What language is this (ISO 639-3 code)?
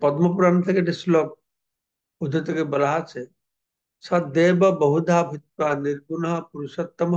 ben